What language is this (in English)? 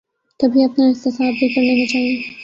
Urdu